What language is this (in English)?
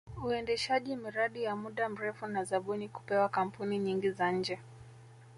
Swahili